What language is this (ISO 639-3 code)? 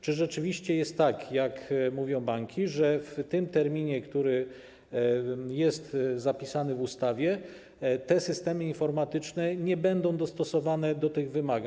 pol